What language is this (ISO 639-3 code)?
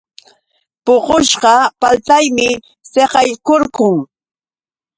qux